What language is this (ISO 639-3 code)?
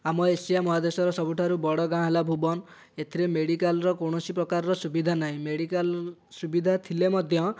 ori